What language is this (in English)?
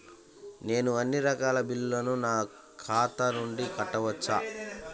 Telugu